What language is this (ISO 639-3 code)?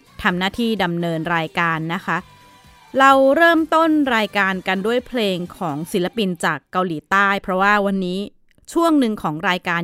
tha